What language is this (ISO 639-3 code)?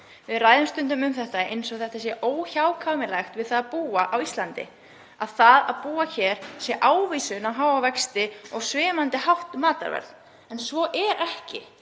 isl